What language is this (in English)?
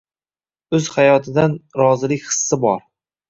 Uzbek